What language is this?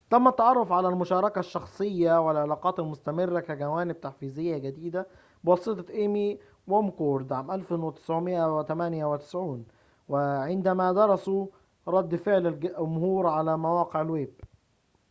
Arabic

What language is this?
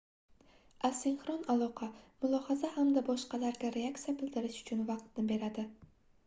Uzbek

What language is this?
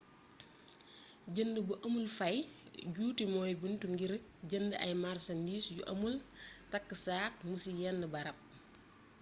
Wolof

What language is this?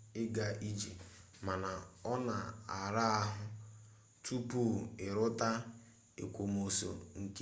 Igbo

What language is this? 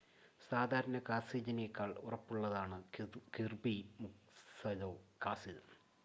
Malayalam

